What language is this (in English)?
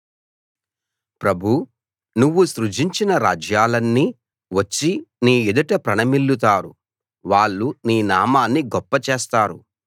Telugu